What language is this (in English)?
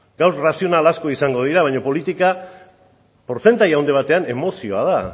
Basque